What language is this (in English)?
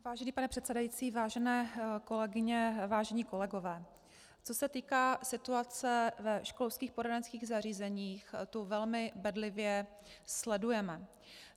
Czech